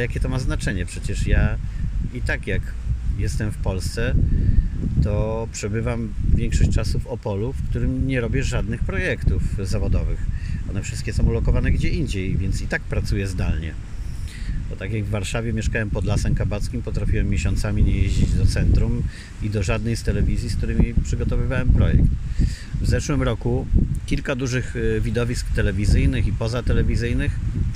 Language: Polish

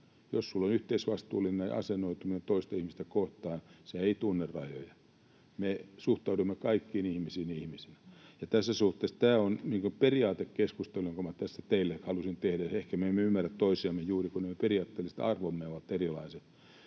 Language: Finnish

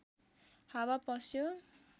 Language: Nepali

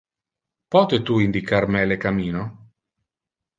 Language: Interlingua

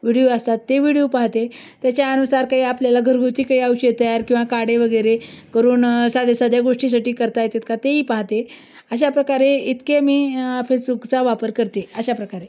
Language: Marathi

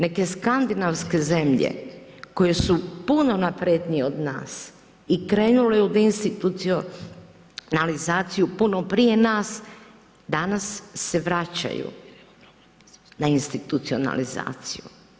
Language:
Croatian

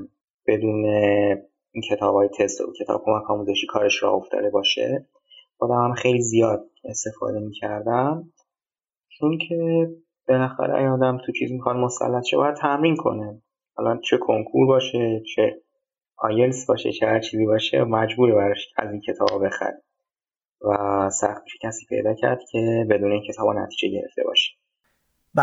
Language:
Persian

